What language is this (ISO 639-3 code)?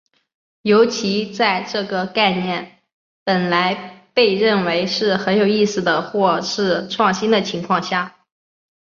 zho